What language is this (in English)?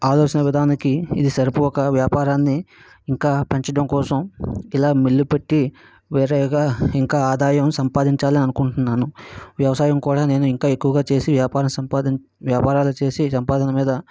Telugu